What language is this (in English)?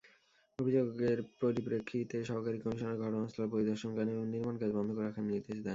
Bangla